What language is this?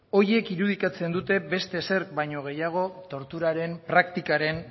Basque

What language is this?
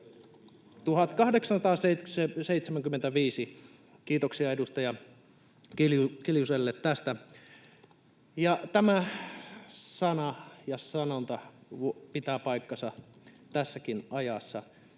Finnish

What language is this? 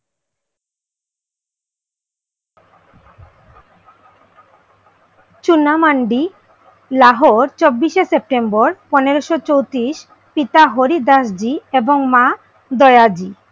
Bangla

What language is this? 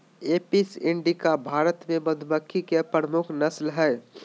Magahi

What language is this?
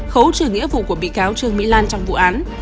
Vietnamese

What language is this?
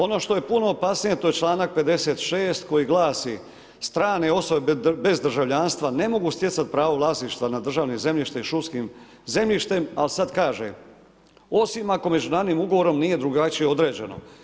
Croatian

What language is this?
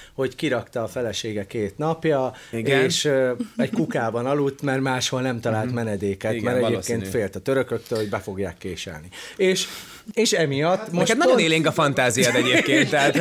Hungarian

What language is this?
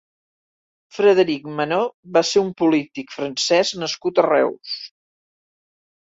Catalan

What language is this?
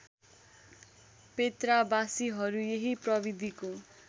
Nepali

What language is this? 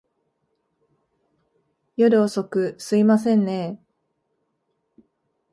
Japanese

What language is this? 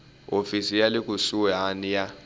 Tsonga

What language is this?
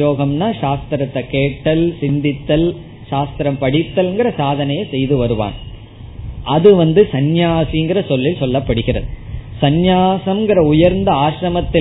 Tamil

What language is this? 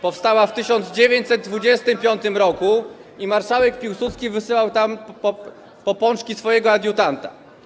Polish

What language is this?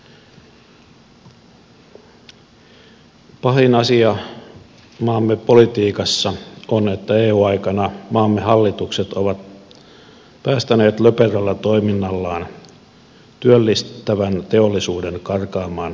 Finnish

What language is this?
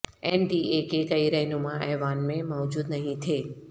Urdu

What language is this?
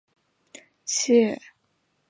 Chinese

